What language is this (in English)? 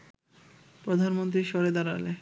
Bangla